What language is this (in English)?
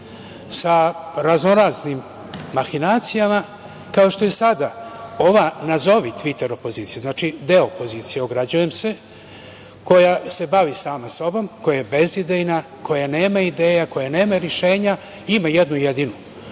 Serbian